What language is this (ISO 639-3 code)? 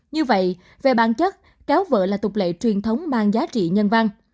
vie